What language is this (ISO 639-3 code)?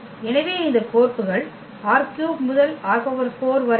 tam